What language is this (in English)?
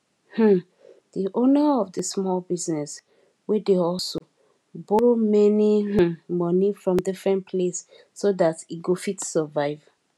Nigerian Pidgin